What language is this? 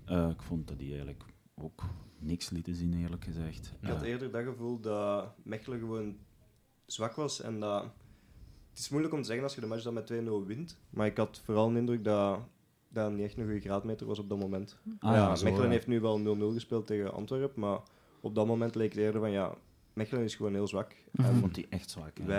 Dutch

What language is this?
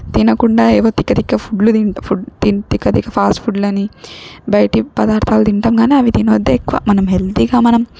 Telugu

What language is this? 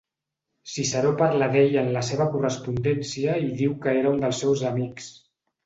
Catalan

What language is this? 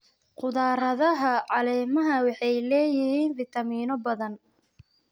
Somali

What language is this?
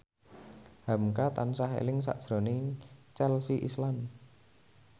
Javanese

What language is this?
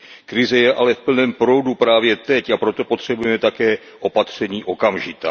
Czech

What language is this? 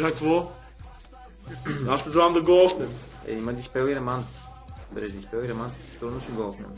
Bulgarian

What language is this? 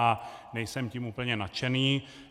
Czech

